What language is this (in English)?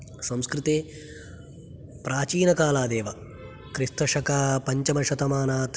Sanskrit